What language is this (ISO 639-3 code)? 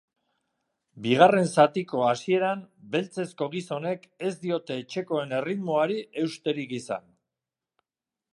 eus